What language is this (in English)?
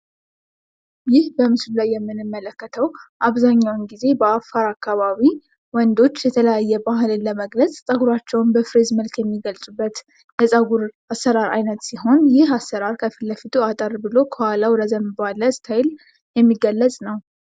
Amharic